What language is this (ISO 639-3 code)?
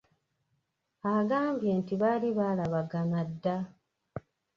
lug